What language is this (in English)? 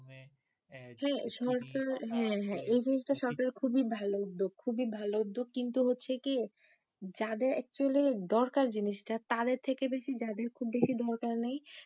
Bangla